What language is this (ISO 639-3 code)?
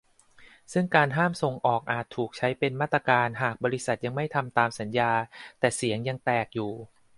tha